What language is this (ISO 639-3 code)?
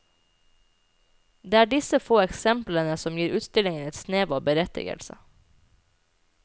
nor